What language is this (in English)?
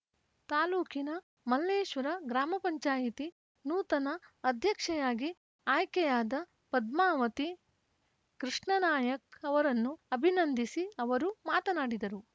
Kannada